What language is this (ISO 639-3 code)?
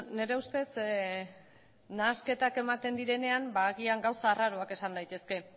eus